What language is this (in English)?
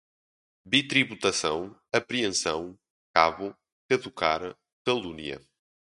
Portuguese